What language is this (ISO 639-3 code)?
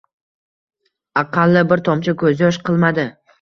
uzb